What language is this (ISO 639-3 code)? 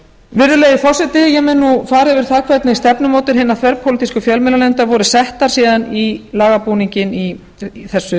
isl